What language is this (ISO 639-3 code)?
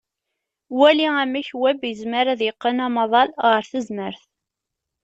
kab